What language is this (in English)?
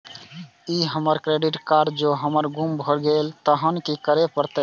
Maithili